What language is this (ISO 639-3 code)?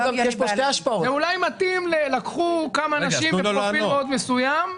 heb